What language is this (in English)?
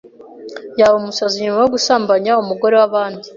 Kinyarwanda